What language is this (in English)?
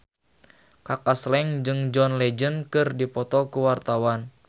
Sundanese